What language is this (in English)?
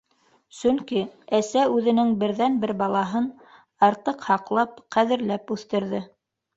Bashkir